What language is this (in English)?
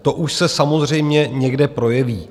Czech